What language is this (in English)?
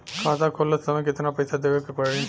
Bhojpuri